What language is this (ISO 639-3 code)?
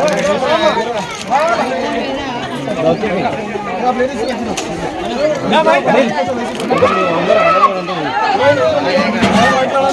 tel